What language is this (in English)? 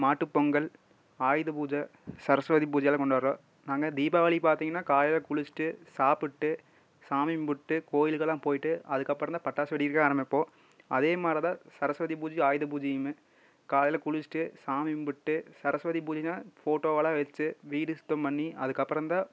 Tamil